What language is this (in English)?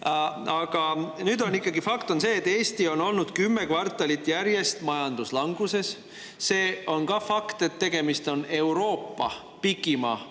Estonian